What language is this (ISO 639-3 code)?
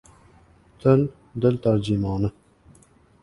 uzb